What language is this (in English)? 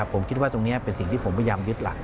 Thai